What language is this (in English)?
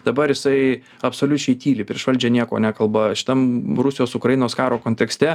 Lithuanian